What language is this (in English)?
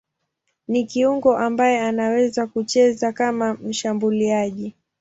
Swahili